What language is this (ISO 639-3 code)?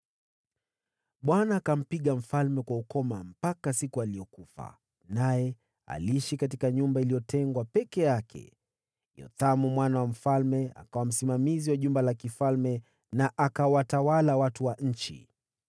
swa